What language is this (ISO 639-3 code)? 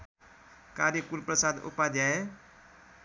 nep